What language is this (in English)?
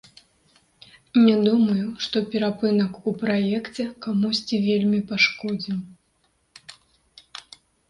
Belarusian